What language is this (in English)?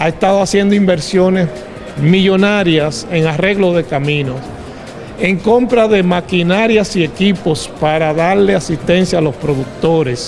Spanish